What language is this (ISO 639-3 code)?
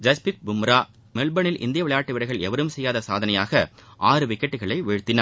tam